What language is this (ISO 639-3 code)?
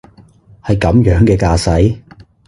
yue